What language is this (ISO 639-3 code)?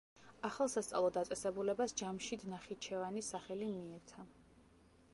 kat